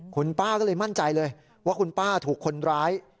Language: Thai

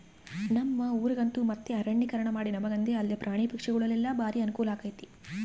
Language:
Kannada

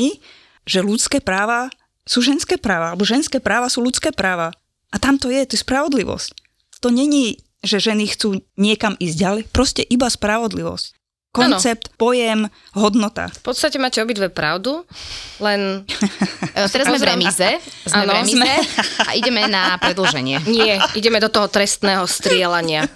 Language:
Slovak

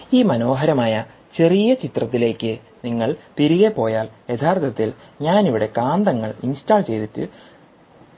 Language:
Malayalam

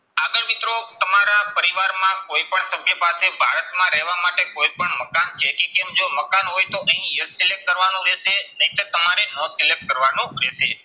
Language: Gujarati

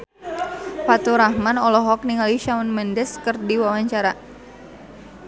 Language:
Sundanese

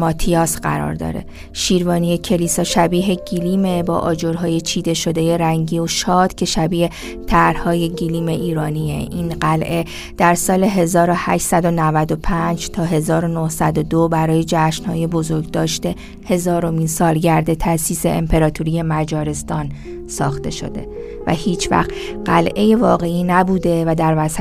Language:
Persian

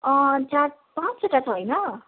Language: Nepali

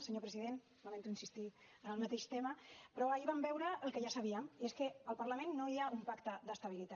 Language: Catalan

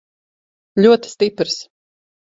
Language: Latvian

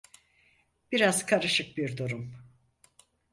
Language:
Turkish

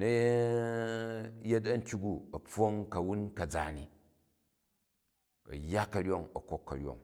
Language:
Jju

